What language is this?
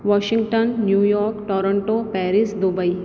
Sindhi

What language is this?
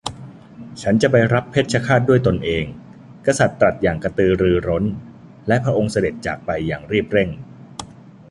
Thai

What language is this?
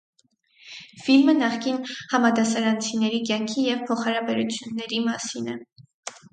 Armenian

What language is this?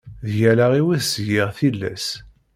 Kabyle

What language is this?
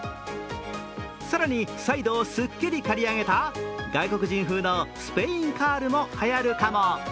Japanese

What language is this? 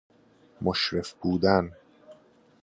Persian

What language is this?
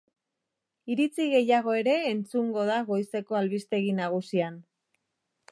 Basque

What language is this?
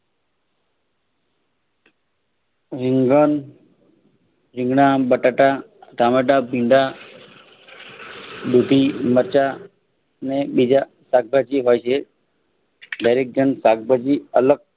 Gujarati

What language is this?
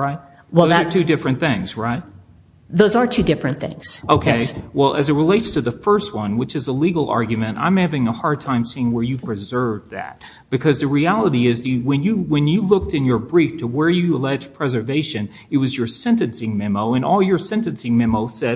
English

